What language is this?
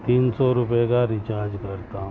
Urdu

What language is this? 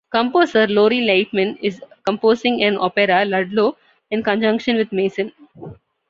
English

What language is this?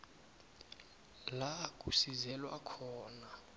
South Ndebele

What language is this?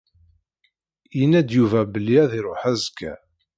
Kabyle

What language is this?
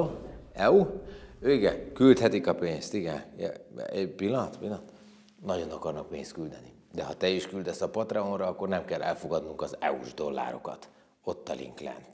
Hungarian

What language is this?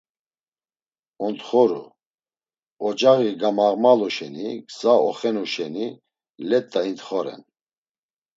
Laz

